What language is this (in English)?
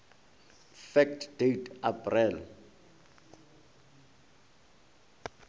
Northern Sotho